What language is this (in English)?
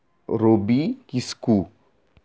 Santali